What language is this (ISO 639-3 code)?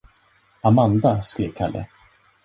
swe